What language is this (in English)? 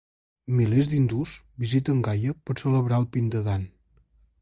Catalan